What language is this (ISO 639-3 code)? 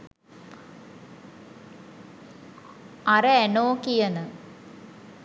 sin